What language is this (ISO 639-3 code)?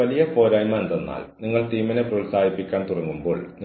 mal